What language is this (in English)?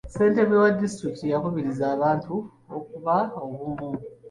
Ganda